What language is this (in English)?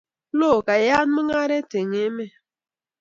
Kalenjin